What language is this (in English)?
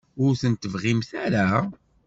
Kabyle